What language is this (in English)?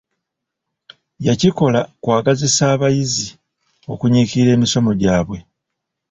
Ganda